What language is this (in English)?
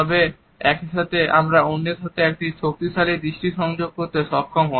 Bangla